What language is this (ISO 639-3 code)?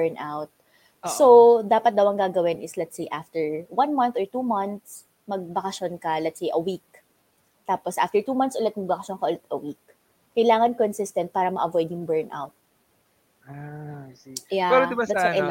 fil